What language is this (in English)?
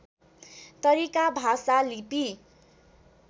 Nepali